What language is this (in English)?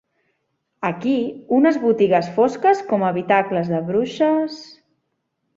Catalan